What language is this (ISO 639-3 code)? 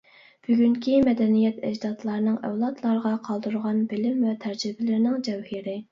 uig